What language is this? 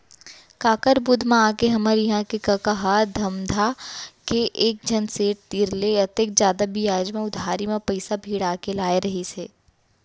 Chhattisgarhi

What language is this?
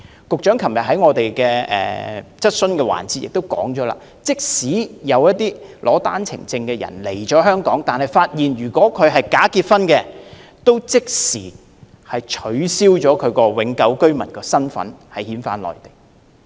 Cantonese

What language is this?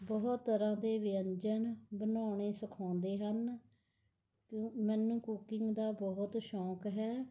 Punjabi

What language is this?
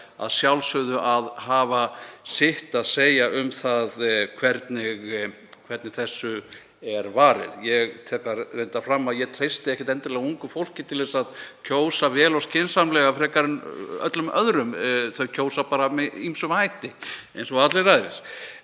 Icelandic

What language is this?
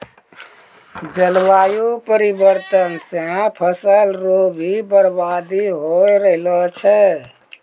Maithili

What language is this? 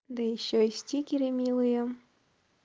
Russian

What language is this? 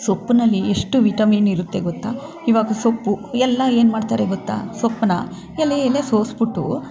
Kannada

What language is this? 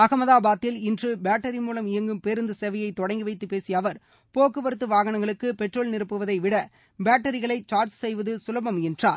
Tamil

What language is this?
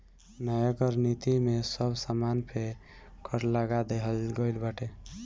Bhojpuri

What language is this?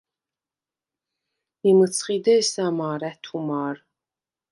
Svan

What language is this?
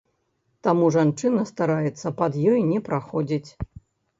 Belarusian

